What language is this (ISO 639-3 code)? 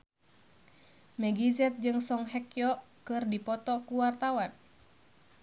sun